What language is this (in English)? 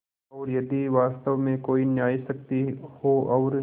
Hindi